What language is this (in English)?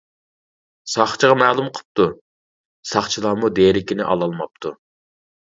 Uyghur